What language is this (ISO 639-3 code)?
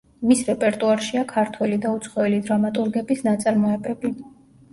kat